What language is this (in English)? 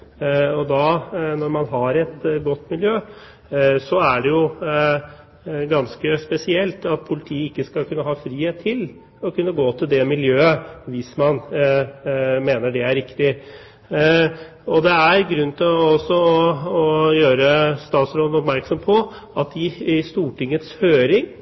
Norwegian Bokmål